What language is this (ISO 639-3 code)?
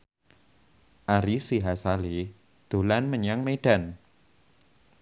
jav